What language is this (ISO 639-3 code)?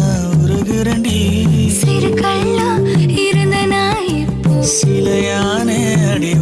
tam